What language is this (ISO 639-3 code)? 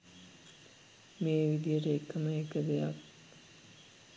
sin